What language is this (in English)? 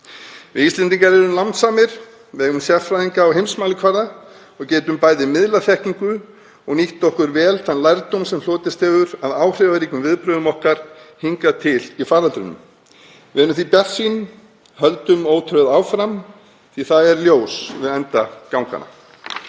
Icelandic